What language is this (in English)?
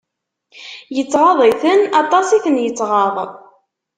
Kabyle